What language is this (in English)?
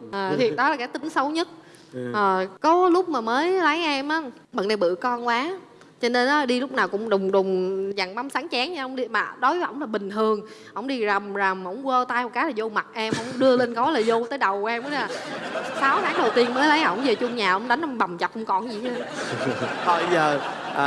Vietnamese